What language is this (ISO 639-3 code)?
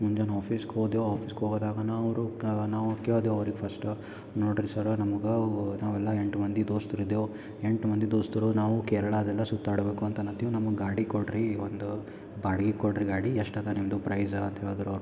kan